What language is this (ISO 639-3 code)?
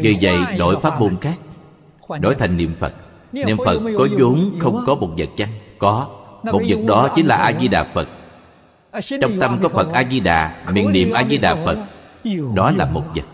vie